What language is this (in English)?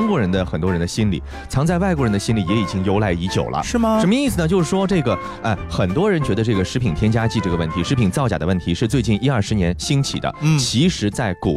Chinese